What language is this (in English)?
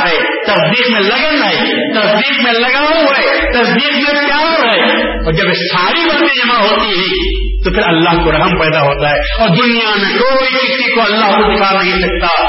Urdu